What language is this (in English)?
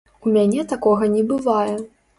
Belarusian